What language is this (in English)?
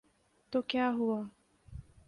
Urdu